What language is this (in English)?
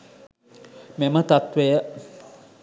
Sinhala